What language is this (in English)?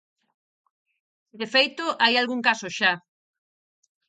Galician